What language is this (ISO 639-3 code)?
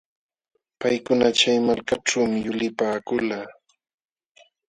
qxw